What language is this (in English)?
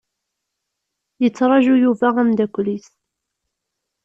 Kabyle